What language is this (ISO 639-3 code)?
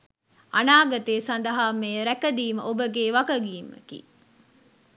sin